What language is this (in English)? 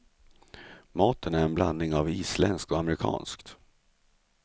Swedish